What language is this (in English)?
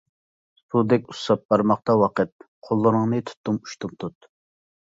Uyghur